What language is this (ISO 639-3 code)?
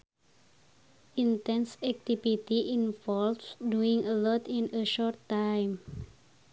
sun